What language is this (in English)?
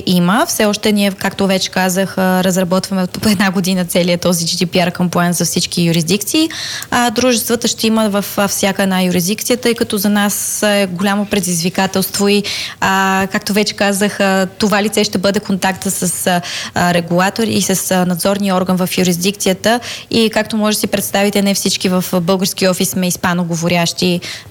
Bulgarian